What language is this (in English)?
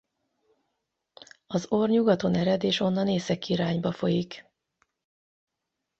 Hungarian